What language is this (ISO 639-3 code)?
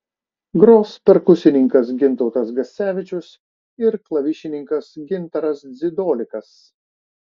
lit